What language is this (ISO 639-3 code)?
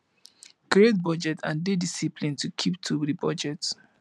pcm